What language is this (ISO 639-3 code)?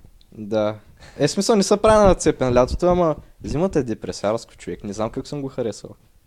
bul